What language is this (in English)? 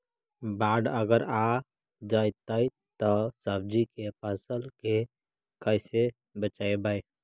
Magahi